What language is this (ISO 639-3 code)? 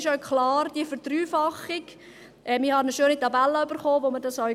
gsw